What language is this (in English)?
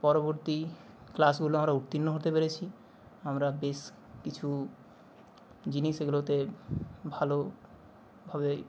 Bangla